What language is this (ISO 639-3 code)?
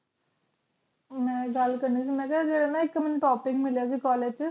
pan